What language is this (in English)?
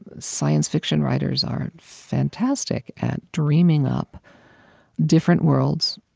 English